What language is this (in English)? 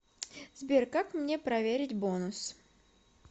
Russian